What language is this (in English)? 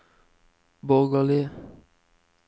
Norwegian